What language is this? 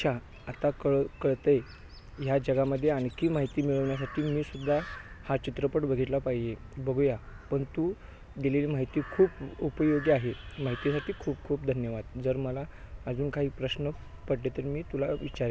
Marathi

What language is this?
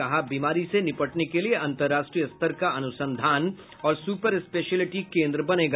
Hindi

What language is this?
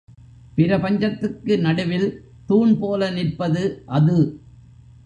Tamil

